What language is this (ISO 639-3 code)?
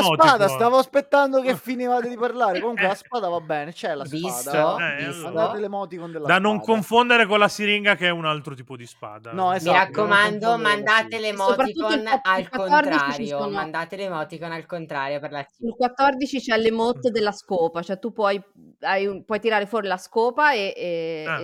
ita